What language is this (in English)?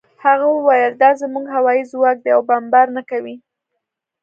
Pashto